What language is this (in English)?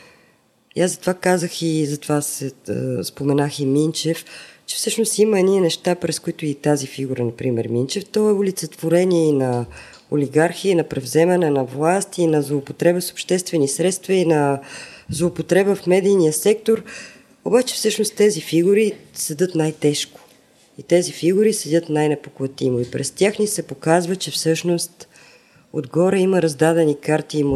Bulgarian